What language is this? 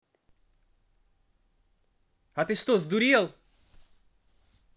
Russian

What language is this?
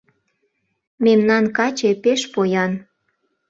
Mari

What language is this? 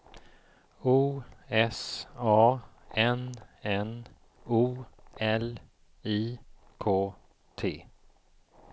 Swedish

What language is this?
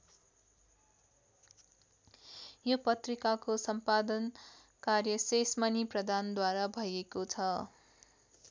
Nepali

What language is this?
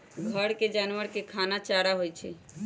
Magahi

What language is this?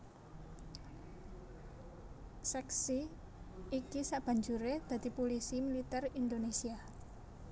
Javanese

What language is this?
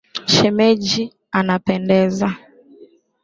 Swahili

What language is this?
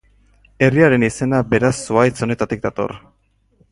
Basque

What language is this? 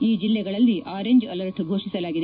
Kannada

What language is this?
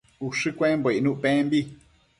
Matsés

